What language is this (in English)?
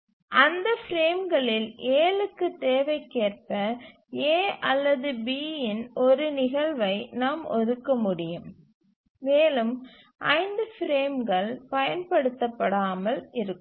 Tamil